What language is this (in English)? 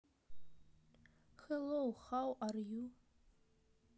Russian